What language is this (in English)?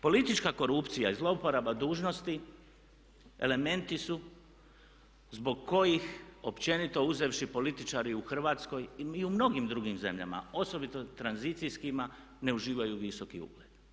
Croatian